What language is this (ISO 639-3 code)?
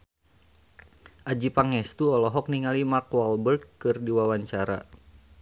sun